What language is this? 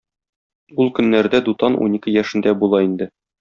Tatar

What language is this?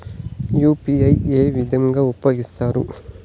Telugu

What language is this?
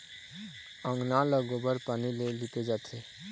Chhattisgarhi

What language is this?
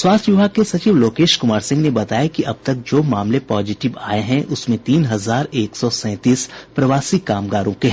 Hindi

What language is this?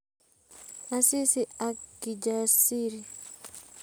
Kalenjin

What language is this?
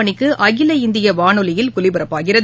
Tamil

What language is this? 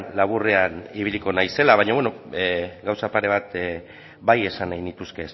Basque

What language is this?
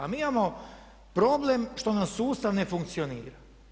Croatian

